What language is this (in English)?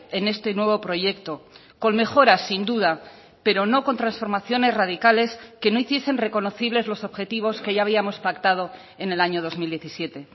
Spanish